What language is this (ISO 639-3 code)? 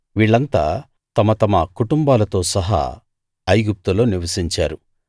tel